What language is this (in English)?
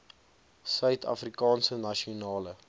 Afrikaans